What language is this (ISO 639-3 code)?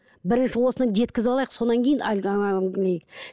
kaz